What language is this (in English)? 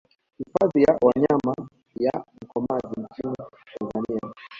Swahili